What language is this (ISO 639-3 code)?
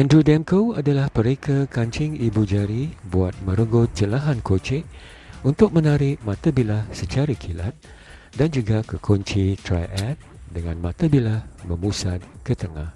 msa